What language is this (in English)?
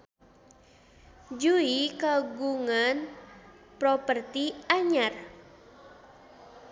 Sundanese